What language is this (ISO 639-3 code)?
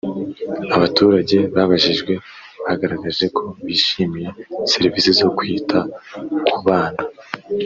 kin